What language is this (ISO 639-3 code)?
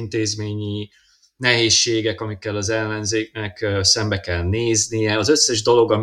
hun